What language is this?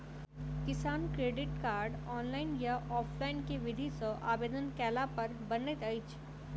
Maithili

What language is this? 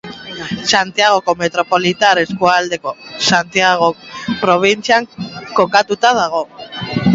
Basque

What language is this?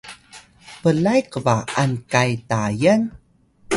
Atayal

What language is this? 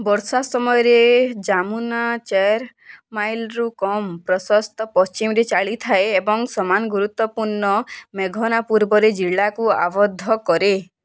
Odia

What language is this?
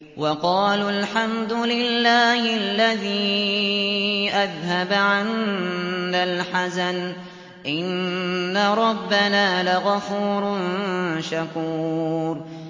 Arabic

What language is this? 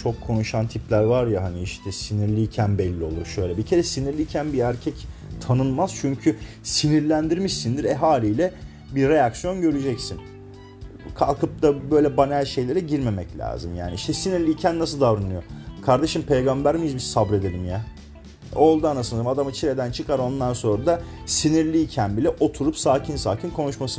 Turkish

